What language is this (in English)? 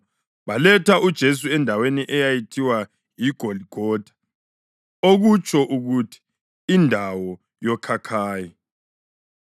North Ndebele